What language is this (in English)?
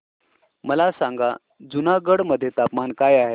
Marathi